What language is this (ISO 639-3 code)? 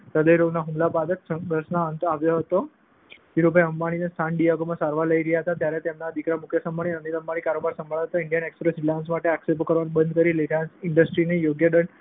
guj